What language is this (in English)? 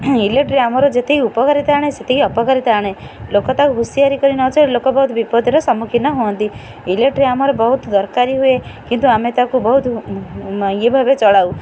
Odia